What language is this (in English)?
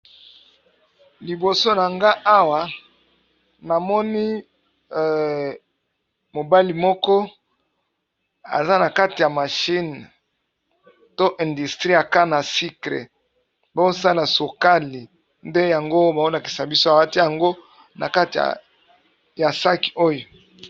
Lingala